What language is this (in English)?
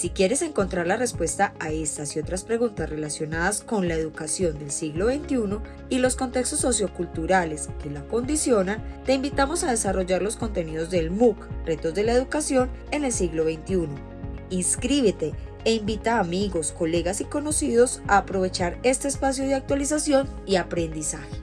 Spanish